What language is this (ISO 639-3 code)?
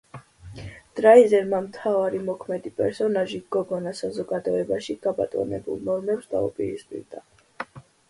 kat